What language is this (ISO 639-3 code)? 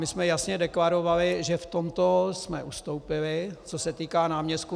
ces